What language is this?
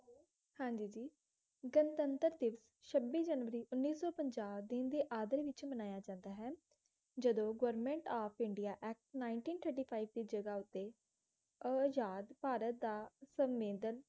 Punjabi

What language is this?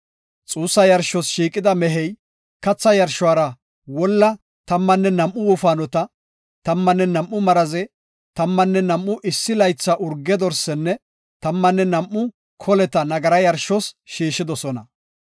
Gofa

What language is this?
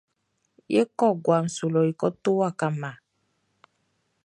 Baoulé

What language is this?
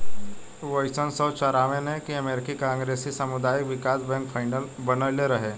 Bhojpuri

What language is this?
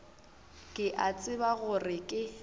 Northern Sotho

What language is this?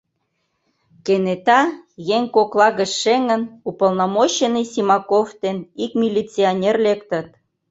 Mari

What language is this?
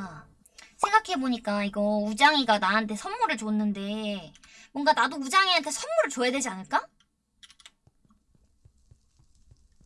Korean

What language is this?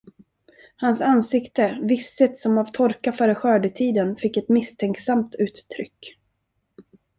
Swedish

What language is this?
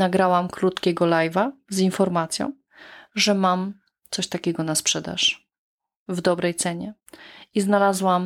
Polish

